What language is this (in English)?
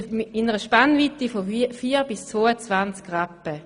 Swiss German